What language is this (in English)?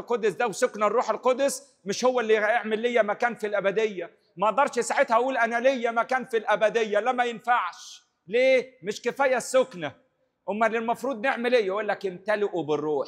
Arabic